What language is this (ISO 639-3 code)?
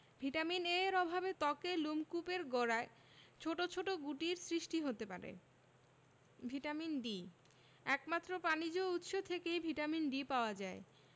ben